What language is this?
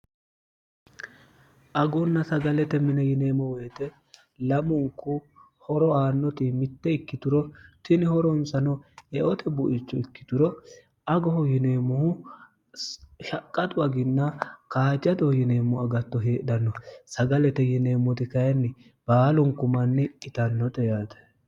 Sidamo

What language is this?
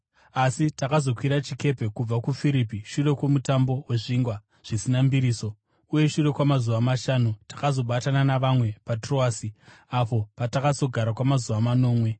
Shona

